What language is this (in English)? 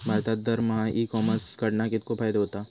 Marathi